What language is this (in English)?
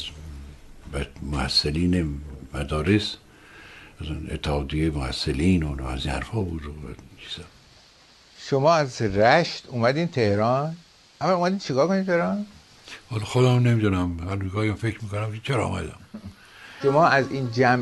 Persian